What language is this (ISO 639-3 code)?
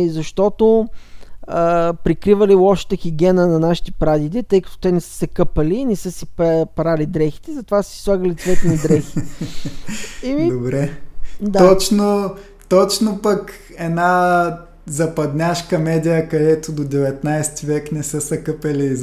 bul